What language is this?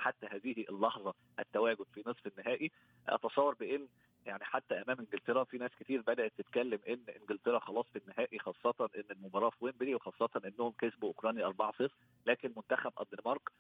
Arabic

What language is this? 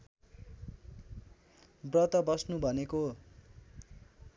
Nepali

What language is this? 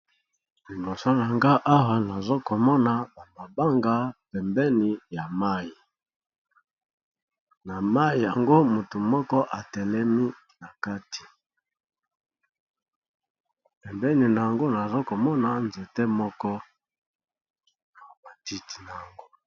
Lingala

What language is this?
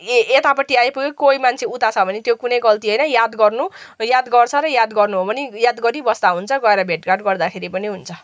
Nepali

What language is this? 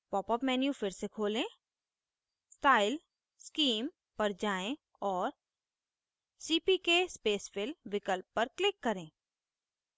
Hindi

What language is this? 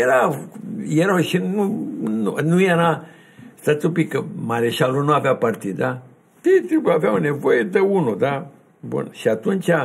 Romanian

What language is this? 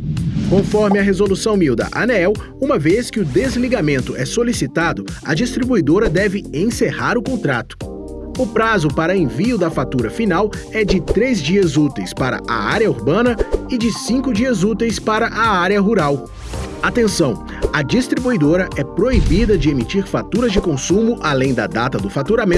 Portuguese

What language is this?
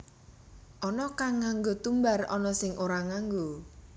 Javanese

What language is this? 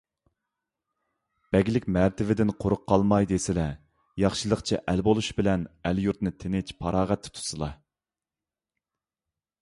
Uyghur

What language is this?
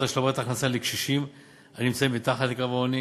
Hebrew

